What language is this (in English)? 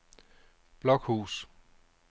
Danish